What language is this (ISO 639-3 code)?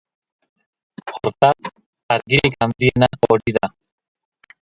eus